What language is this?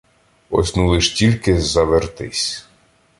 Ukrainian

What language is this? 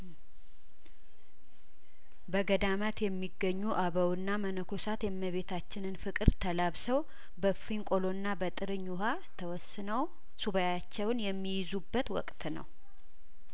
Amharic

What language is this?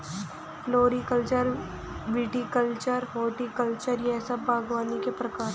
Hindi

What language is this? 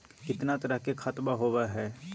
Magahi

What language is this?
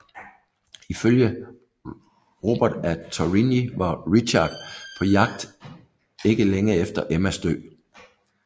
Danish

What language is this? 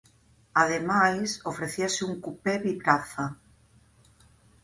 Galician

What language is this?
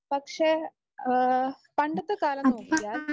Malayalam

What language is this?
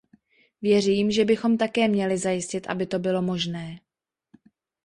Czech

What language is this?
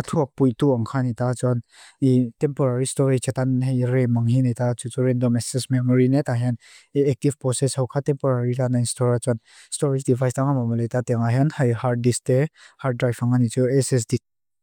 Mizo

